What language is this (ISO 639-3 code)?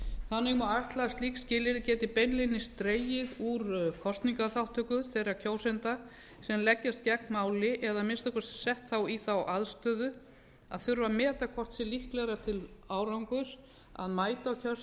isl